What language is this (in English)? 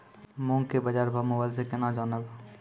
Maithili